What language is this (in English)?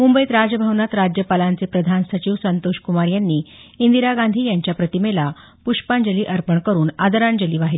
Marathi